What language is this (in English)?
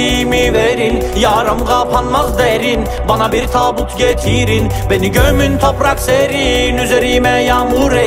Turkish